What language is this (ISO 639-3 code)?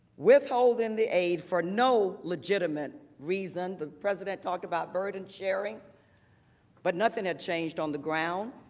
eng